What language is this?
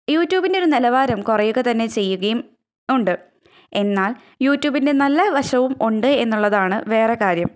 Malayalam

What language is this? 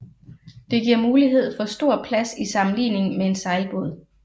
Danish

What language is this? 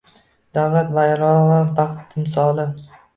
Uzbek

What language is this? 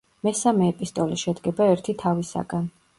Georgian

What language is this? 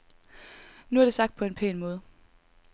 Danish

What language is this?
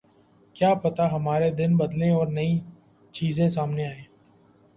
Urdu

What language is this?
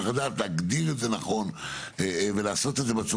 Hebrew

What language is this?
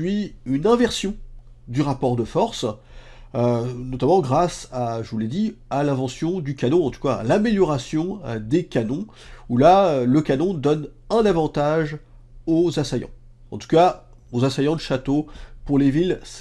French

